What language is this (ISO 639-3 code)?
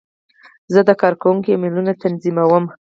pus